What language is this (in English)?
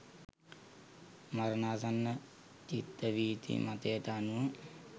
Sinhala